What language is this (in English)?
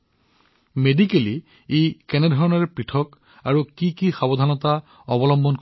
Assamese